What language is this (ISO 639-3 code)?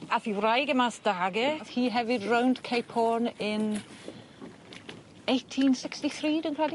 cym